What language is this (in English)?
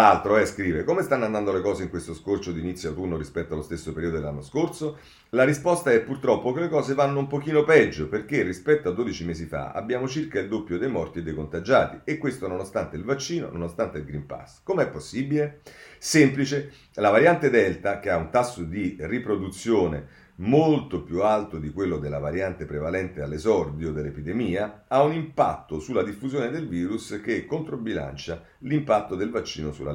Italian